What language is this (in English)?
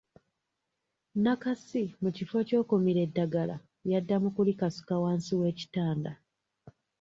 Ganda